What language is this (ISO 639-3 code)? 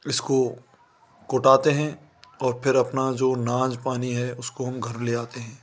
hin